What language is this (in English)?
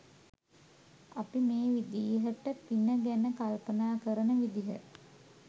Sinhala